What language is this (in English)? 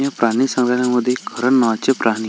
Marathi